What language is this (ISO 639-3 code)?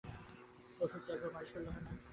ben